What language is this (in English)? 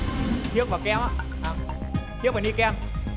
Vietnamese